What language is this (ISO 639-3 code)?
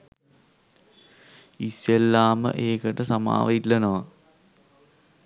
sin